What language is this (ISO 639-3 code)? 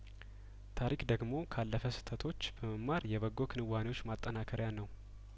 amh